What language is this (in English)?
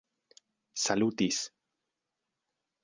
Esperanto